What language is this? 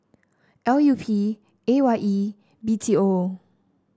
English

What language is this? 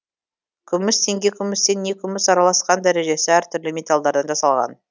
Kazakh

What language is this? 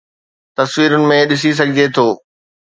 Sindhi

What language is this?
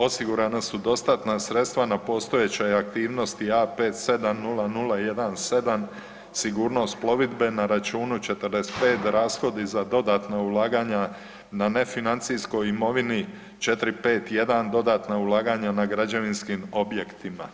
Croatian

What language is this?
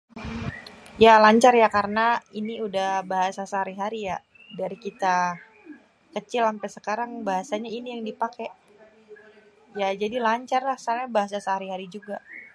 Betawi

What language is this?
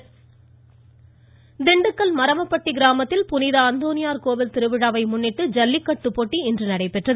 Tamil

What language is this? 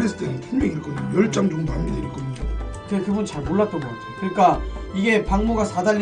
Korean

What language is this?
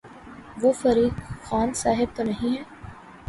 Urdu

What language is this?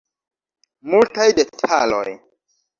Esperanto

